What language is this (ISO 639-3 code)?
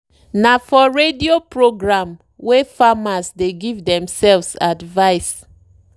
pcm